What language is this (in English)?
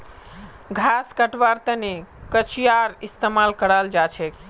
Magahi